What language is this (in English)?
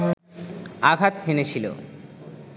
Bangla